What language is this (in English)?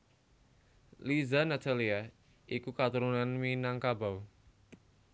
Javanese